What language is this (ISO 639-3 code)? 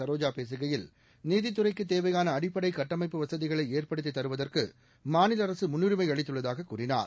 tam